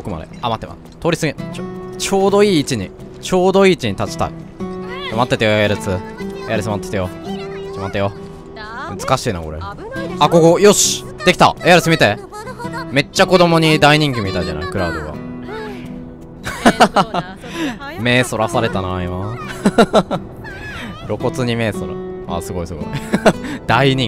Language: Japanese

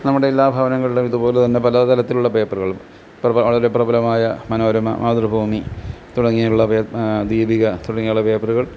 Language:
Malayalam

